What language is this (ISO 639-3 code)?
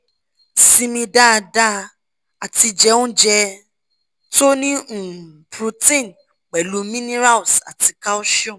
yor